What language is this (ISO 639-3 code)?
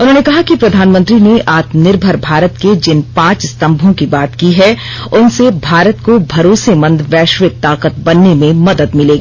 hin